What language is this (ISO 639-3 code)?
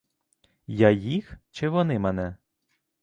ukr